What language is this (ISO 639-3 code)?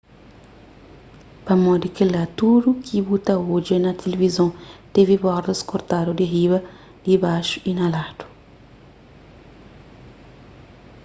kea